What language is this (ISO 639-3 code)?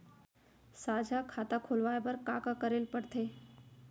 hne